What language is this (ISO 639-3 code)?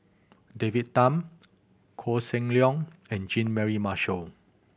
eng